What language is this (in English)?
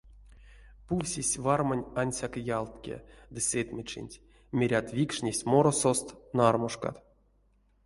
Erzya